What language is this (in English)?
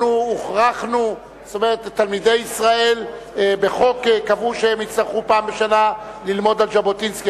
Hebrew